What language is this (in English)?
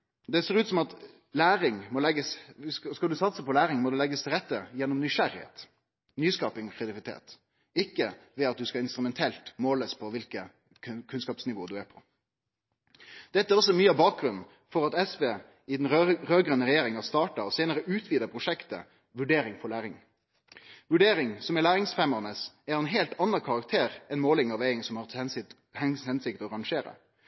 Norwegian Nynorsk